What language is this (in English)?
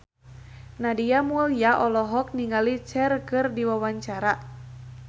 Sundanese